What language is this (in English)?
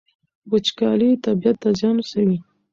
Pashto